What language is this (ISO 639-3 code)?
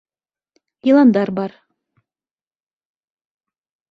bak